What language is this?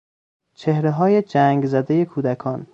Persian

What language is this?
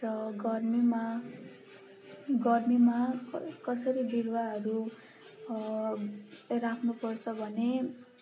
Nepali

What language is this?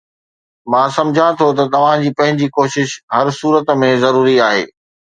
Sindhi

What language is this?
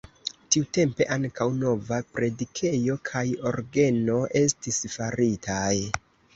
Esperanto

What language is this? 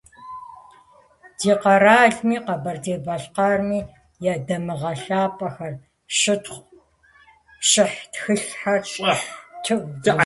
Kabardian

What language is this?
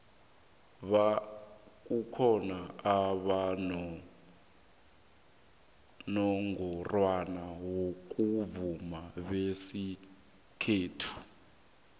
South Ndebele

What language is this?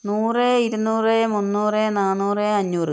Malayalam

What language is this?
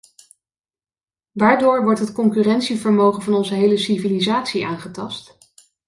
Dutch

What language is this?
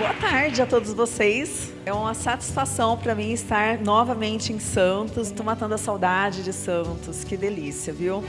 Portuguese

